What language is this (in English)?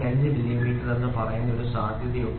Malayalam